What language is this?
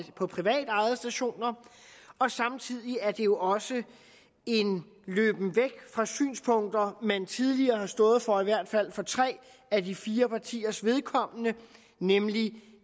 Danish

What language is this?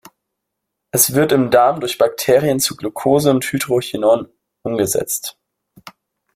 German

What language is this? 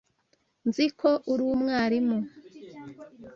Kinyarwanda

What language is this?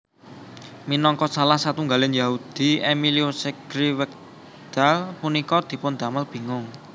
Javanese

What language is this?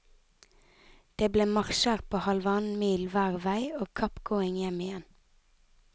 Norwegian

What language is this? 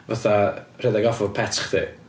Welsh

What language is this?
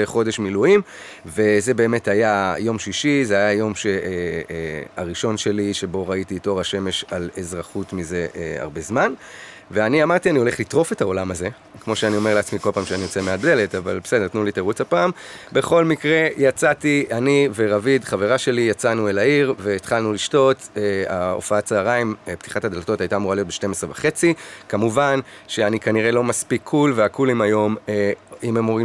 Hebrew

